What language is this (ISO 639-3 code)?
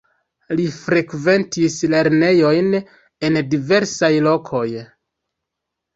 epo